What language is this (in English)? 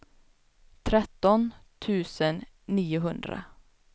Swedish